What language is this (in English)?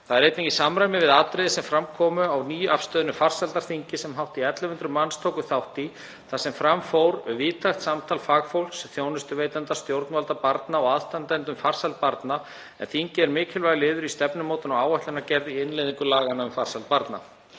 Icelandic